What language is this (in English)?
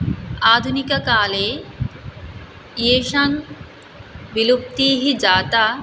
Sanskrit